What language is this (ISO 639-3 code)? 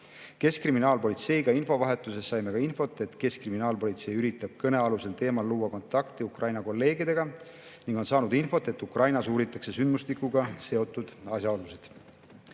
est